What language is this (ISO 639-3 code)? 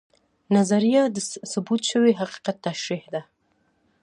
pus